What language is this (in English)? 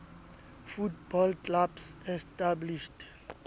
Southern Sotho